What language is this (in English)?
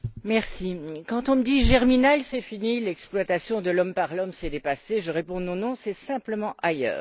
French